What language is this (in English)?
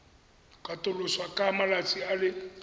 Tswana